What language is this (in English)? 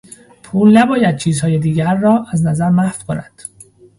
Persian